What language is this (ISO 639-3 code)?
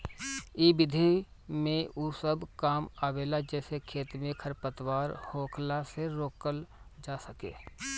bho